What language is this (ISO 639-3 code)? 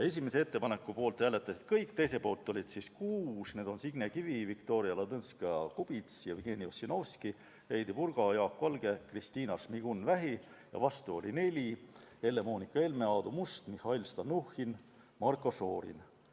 est